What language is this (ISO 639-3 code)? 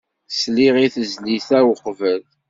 kab